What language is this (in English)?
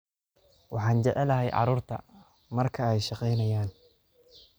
Somali